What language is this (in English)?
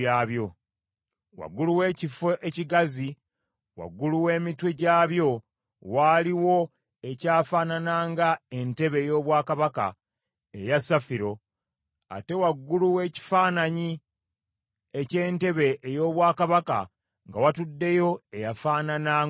Ganda